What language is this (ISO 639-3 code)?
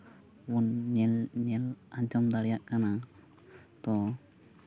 sat